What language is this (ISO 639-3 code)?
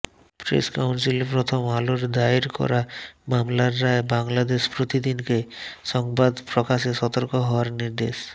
ben